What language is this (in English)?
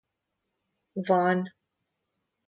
Hungarian